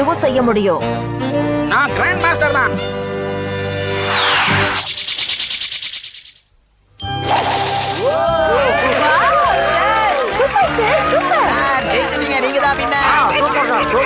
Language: Indonesian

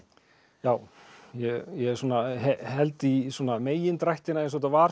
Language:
Icelandic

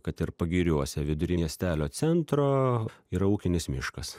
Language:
Lithuanian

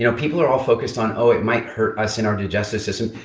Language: English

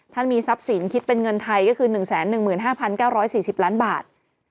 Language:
Thai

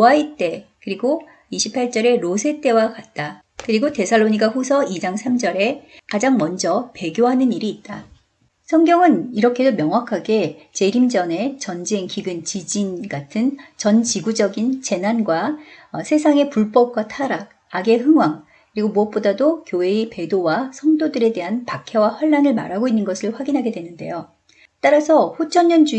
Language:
Korean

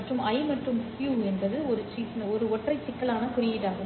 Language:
Tamil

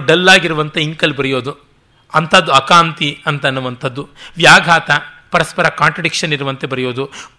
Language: Kannada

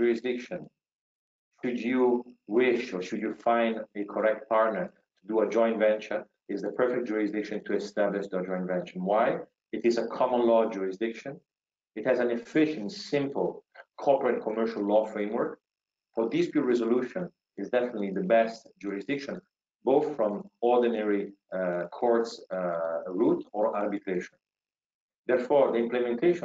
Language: English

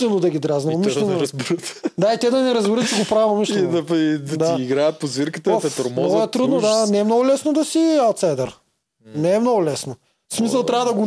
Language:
Bulgarian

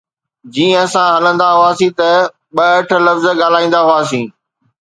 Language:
Sindhi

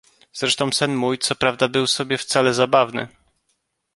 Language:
Polish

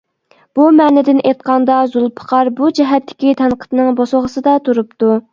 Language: Uyghur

